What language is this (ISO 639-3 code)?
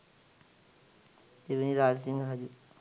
sin